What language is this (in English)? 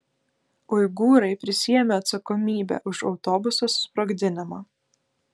Lithuanian